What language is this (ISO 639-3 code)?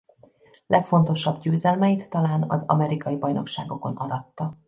hun